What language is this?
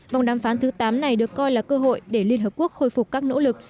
Vietnamese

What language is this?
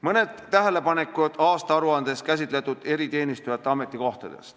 Estonian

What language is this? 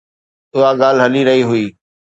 Sindhi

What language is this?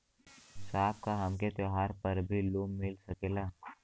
Bhojpuri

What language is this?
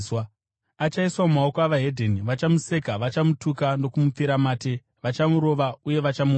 Shona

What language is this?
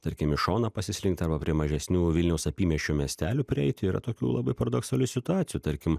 Lithuanian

